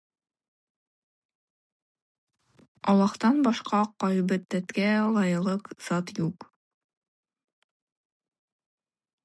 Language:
Tatar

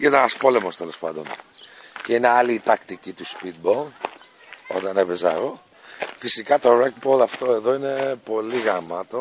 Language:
Greek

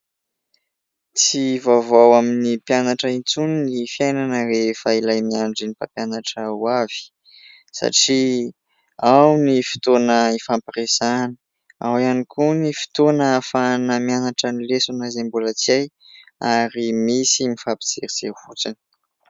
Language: Malagasy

